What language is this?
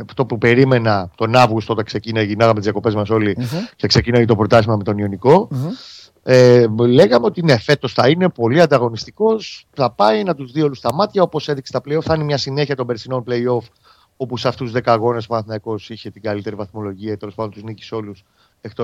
Greek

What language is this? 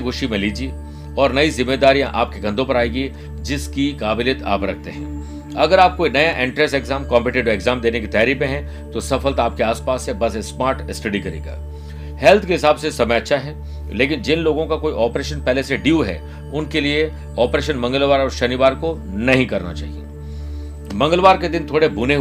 Hindi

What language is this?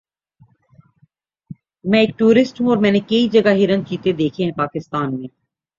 Urdu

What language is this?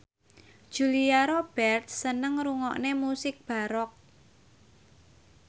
Javanese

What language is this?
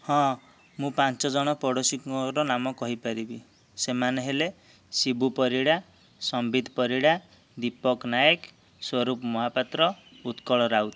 Odia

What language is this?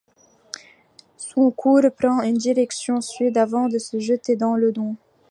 French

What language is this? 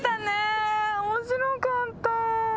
Japanese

